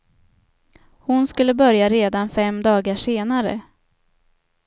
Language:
Swedish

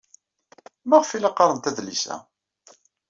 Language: Kabyle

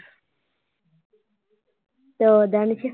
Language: Punjabi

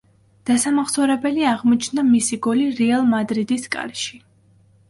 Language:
Georgian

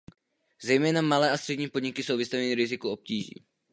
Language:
Czech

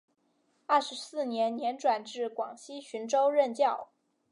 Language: Chinese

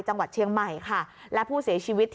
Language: Thai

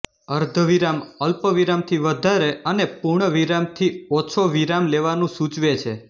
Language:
Gujarati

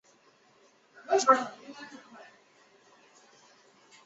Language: Chinese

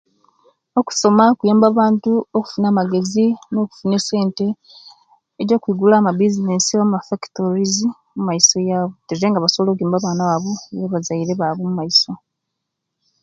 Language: Kenyi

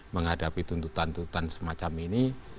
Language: Indonesian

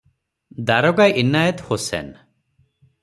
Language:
Odia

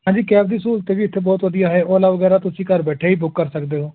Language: Punjabi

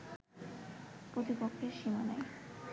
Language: Bangla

